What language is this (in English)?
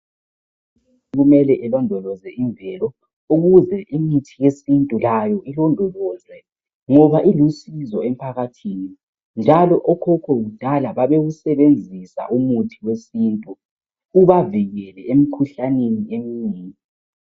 North Ndebele